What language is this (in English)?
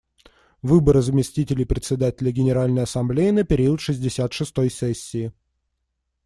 Russian